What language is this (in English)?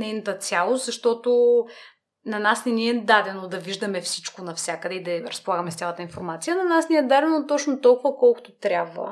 Bulgarian